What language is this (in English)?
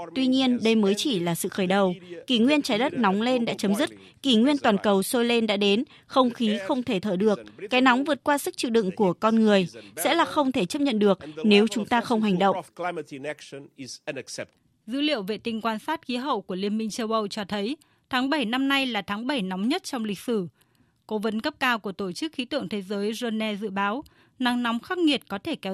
Vietnamese